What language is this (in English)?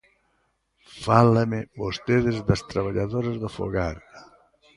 Galician